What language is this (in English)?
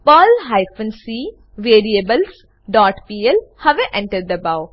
Gujarati